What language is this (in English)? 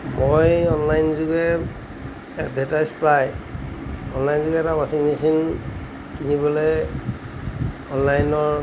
Assamese